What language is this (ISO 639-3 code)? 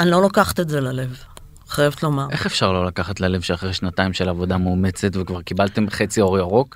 heb